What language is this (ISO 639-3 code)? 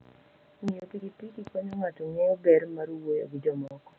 luo